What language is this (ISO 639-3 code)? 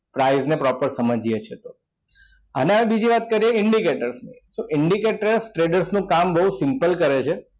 guj